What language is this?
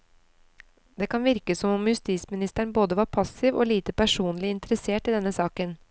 Norwegian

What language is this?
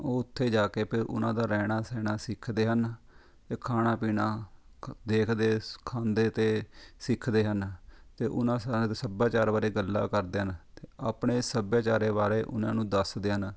Punjabi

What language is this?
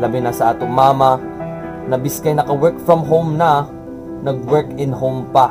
Filipino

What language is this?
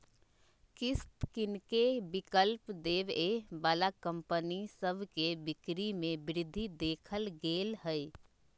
Magahi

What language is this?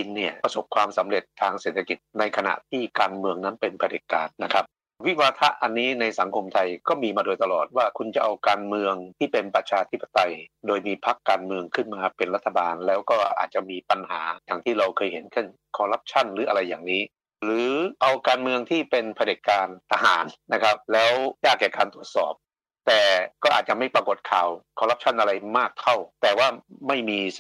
Thai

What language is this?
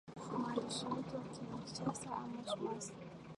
Swahili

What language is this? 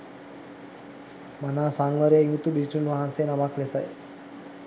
Sinhala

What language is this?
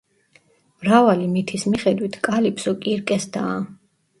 Georgian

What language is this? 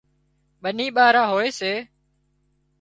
Wadiyara Koli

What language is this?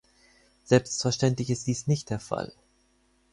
German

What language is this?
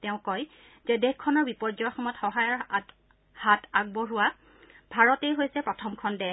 Assamese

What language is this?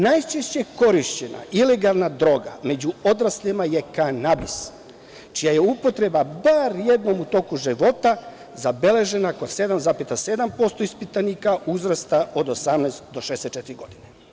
Serbian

